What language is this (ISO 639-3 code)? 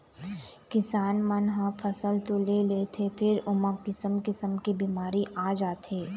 hne